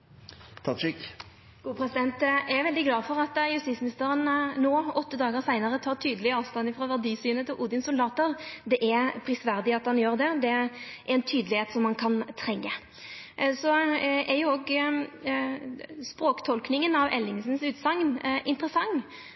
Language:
Norwegian Nynorsk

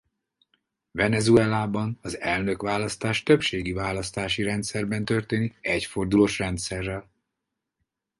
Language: Hungarian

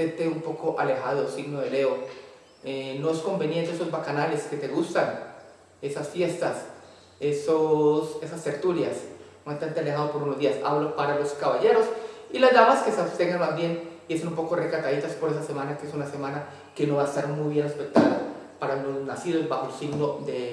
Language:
Spanish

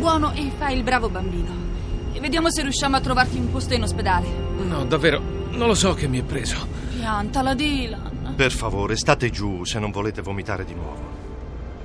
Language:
Italian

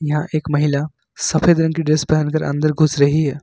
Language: Hindi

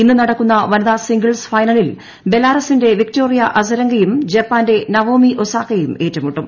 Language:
Malayalam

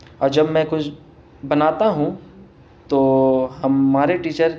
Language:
Urdu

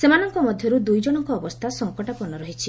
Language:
Odia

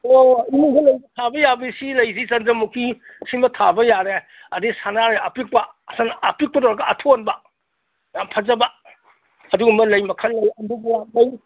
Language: Manipuri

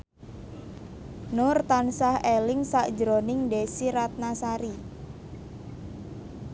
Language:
Javanese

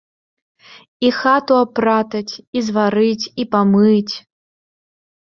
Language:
Belarusian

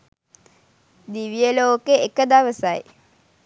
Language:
Sinhala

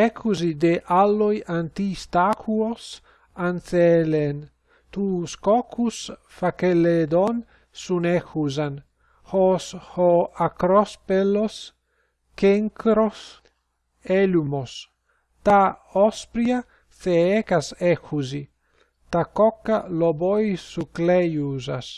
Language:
Greek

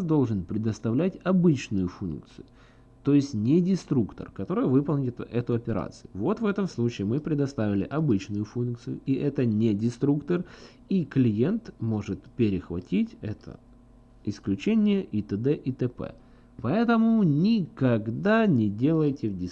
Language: Russian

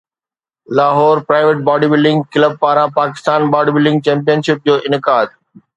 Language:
Sindhi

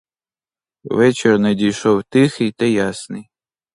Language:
Ukrainian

